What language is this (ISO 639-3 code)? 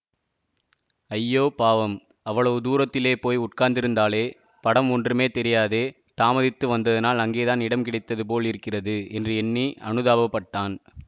tam